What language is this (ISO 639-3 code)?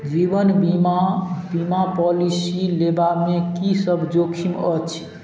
mai